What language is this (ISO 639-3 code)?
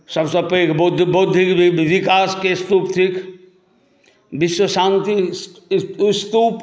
mai